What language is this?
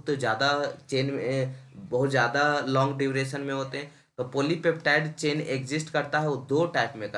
Hindi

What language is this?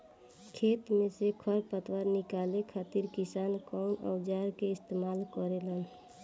Bhojpuri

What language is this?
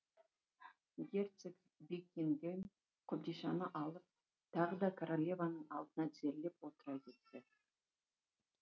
Kazakh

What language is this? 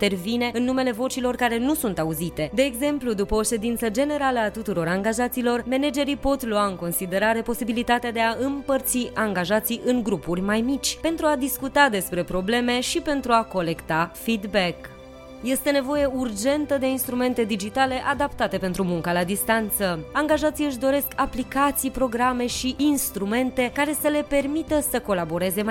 Romanian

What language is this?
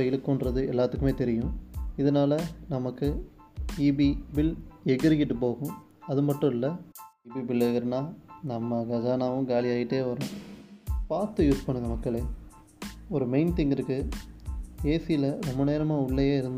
Tamil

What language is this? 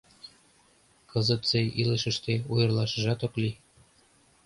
Mari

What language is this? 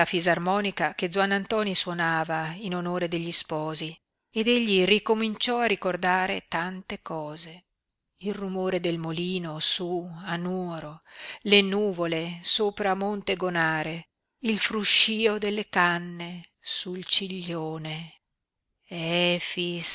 Italian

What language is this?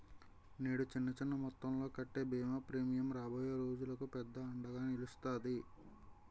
Telugu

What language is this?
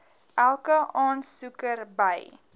Afrikaans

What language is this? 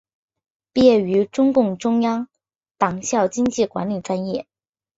Chinese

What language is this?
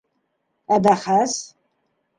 Bashkir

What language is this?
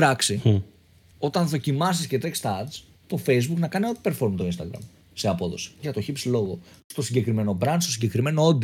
Greek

